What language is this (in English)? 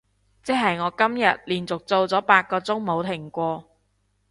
Cantonese